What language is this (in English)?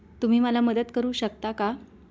Marathi